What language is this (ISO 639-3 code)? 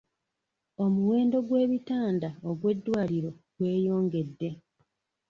lug